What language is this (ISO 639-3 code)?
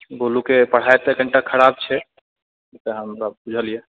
mai